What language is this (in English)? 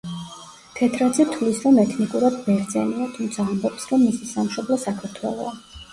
Georgian